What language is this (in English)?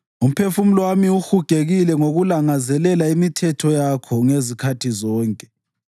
North Ndebele